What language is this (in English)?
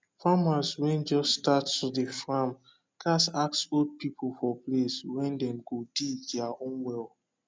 Nigerian Pidgin